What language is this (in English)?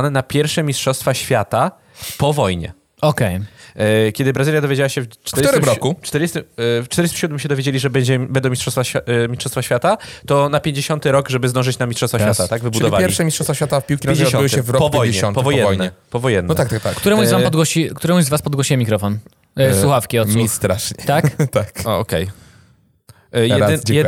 Polish